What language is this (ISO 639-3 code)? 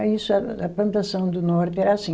por